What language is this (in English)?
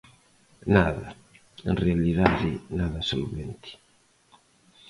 Galician